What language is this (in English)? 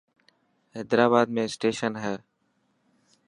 Dhatki